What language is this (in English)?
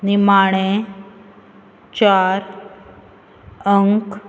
Konkani